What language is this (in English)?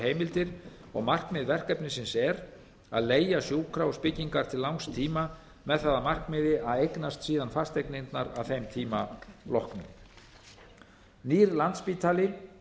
Icelandic